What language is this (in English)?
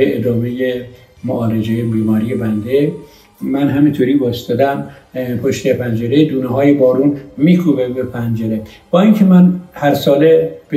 Persian